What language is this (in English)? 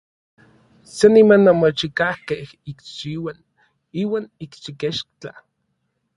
Orizaba Nahuatl